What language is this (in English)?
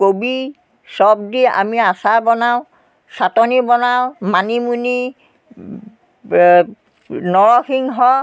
Assamese